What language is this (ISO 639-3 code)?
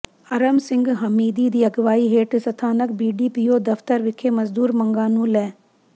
pan